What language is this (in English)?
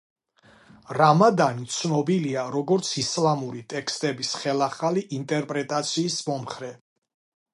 Georgian